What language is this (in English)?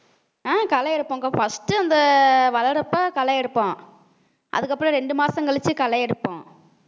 Tamil